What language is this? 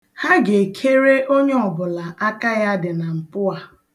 Igbo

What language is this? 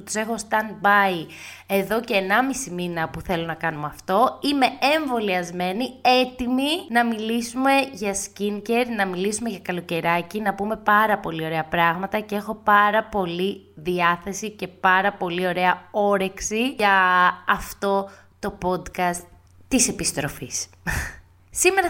Greek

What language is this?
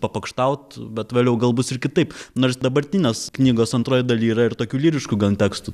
Lithuanian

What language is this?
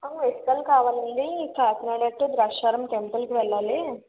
Telugu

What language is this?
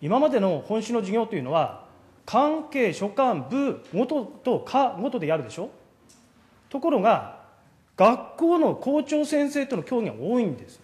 Japanese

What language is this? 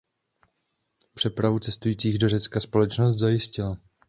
Czech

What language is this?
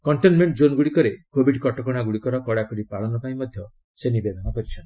Odia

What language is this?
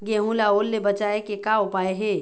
Chhattisgarhi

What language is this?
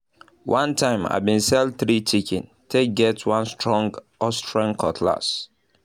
Nigerian Pidgin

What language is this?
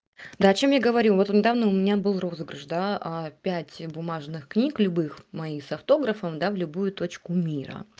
Russian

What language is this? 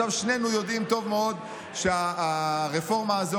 Hebrew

